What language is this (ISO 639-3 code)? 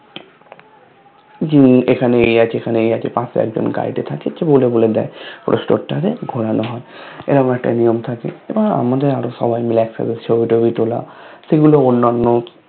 ben